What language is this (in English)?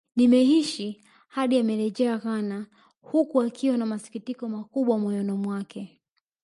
Swahili